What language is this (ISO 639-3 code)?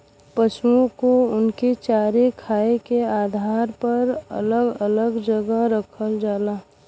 bho